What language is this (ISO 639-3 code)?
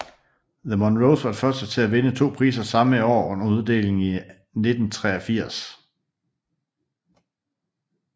dan